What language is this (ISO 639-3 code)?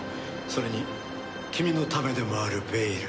jpn